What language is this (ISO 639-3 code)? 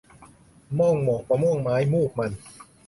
tha